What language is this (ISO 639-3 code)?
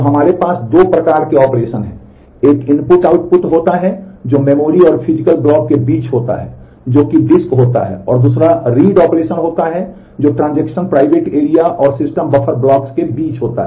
hin